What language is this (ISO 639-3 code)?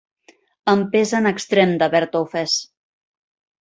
cat